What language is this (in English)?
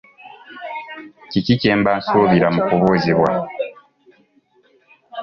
Ganda